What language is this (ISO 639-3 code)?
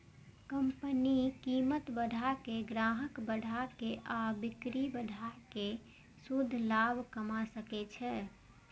mai